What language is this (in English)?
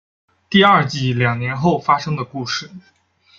Chinese